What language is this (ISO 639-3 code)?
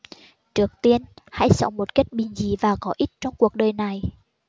vie